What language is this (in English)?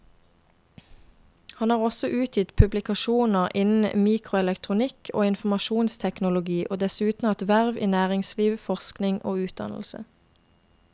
Norwegian